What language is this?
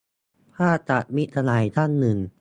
Thai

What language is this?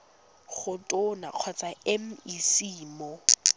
Tswana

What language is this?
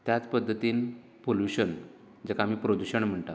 Konkani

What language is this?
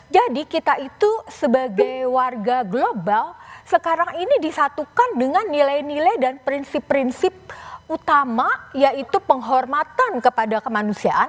Indonesian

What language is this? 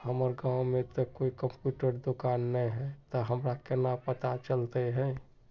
Magahi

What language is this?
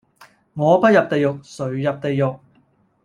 Cantonese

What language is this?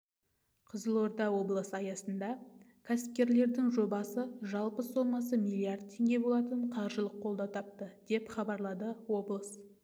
Kazakh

